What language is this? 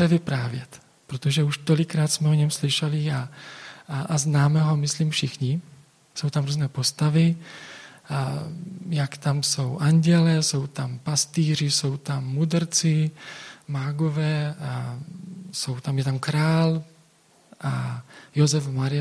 Czech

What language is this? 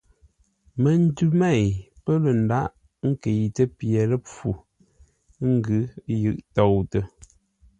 Ngombale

